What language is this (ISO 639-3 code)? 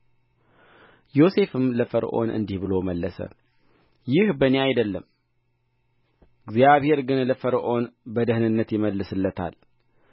amh